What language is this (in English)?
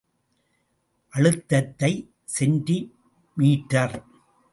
Tamil